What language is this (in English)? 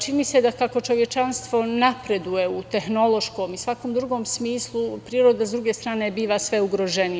Serbian